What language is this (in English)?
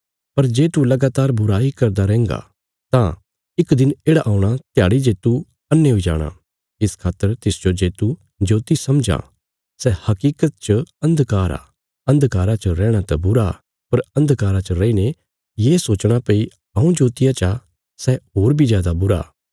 Bilaspuri